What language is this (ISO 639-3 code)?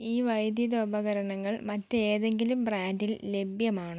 mal